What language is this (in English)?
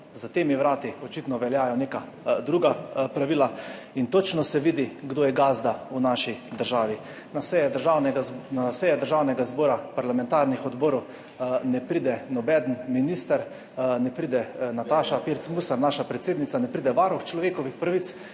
Slovenian